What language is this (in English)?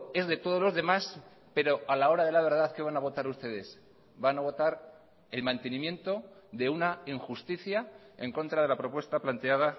Spanish